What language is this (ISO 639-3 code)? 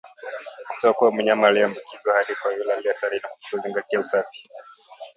swa